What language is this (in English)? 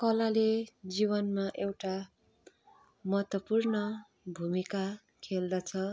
Nepali